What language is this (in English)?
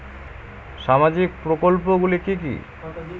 Bangla